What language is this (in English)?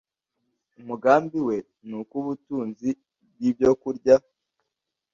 Kinyarwanda